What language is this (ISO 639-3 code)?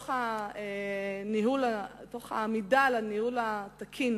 heb